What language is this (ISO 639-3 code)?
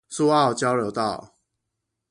zho